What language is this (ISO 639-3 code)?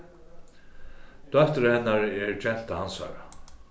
fao